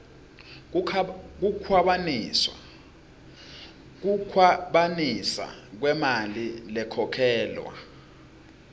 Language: Swati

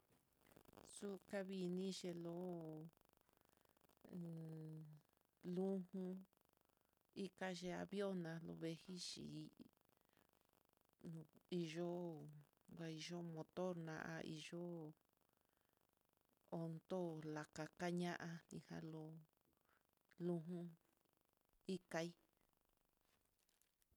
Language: Mitlatongo Mixtec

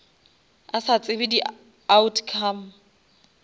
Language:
Northern Sotho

